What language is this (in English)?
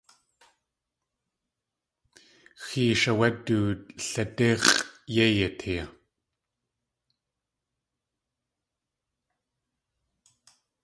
Tlingit